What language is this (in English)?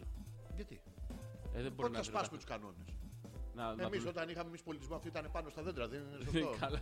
Greek